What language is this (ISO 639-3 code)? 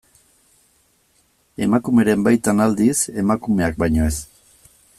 eus